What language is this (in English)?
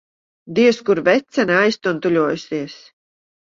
Latvian